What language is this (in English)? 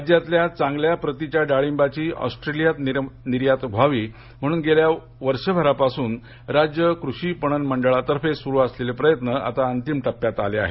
Marathi